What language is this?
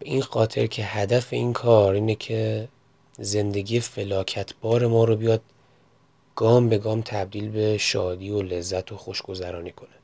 Persian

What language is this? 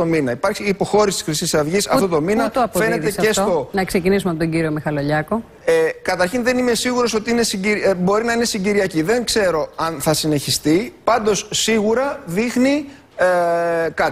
Greek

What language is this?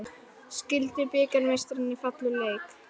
Icelandic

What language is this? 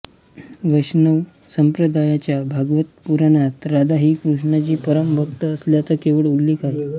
Marathi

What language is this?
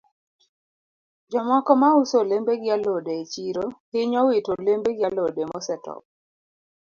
Luo (Kenya and Tanzania)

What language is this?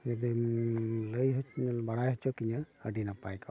Santali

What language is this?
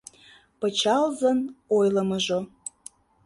Mari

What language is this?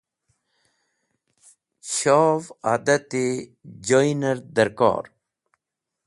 Wakhi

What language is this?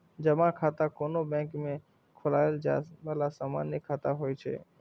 Maithili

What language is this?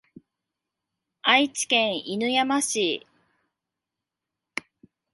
Japanese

